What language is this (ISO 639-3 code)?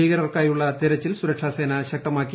mal